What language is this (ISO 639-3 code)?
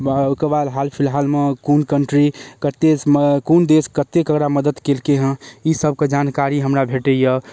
mai